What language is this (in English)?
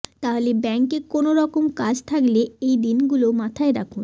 Bangla